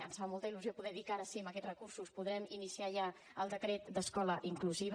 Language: Catalan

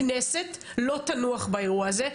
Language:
Hebrew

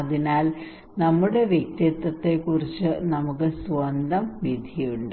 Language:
Malayalam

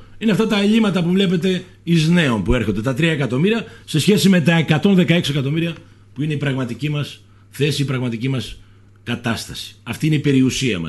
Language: Greek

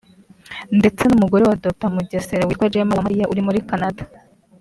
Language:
Kinyarwanda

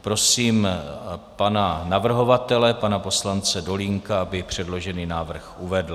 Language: Czech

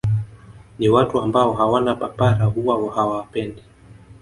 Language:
Swahili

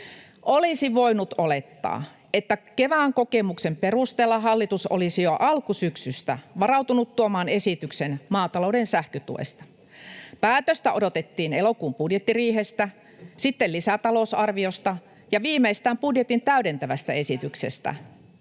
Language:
Finnish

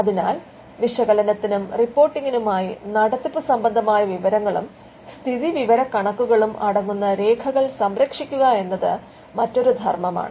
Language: Malayalam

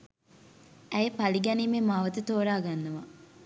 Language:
Sinhala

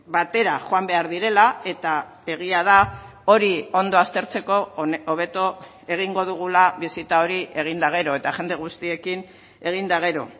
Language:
Basque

